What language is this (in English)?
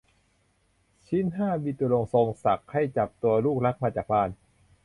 Thai